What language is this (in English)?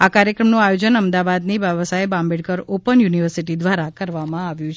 Gujarati